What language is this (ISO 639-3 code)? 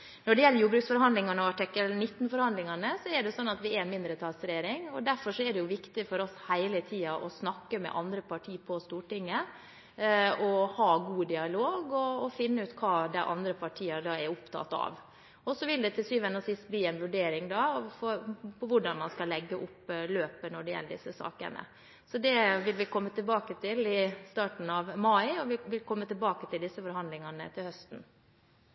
nob